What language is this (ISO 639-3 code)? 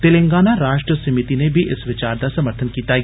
doi